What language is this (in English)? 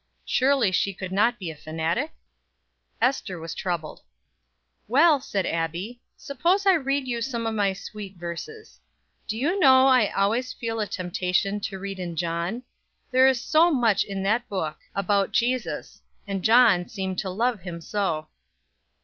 English